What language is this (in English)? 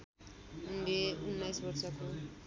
Nepali